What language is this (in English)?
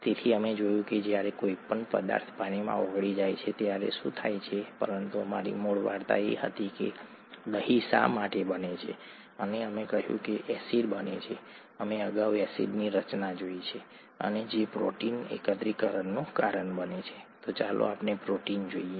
Gujarati